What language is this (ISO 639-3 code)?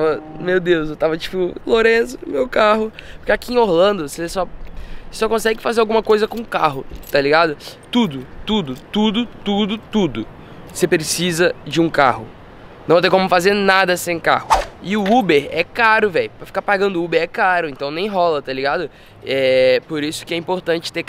por